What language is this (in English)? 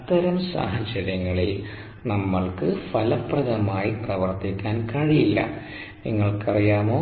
Malayalam